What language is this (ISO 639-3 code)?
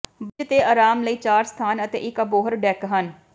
pan